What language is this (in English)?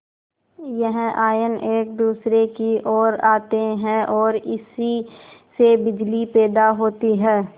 Hindi